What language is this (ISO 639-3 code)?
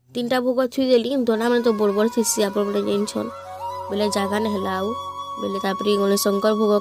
ind